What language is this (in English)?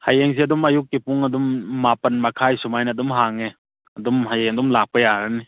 Manipuri